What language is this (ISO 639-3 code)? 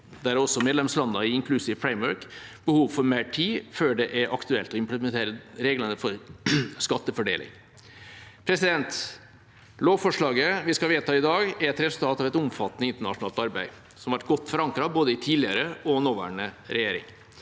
nor